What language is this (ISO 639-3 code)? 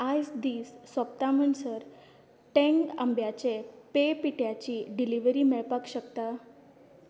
kok